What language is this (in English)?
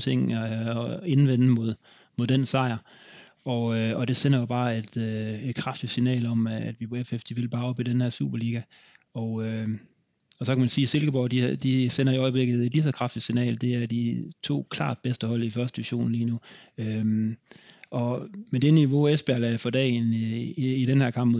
Danish